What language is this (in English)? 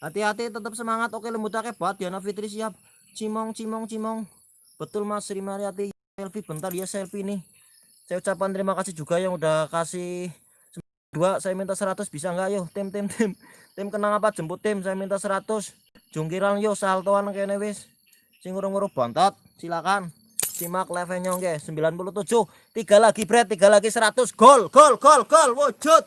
Indonesian